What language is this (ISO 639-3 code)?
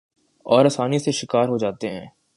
urd